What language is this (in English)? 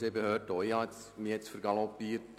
Swiss German